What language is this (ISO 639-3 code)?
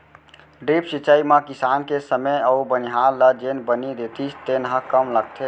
hne